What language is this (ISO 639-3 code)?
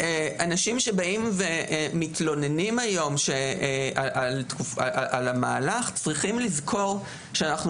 heb